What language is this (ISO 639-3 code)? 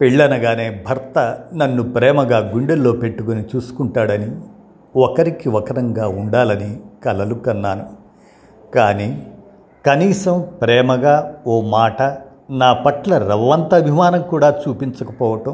tel